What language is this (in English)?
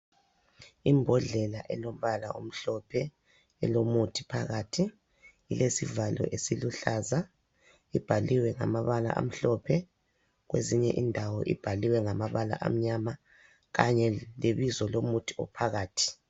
North Ndebele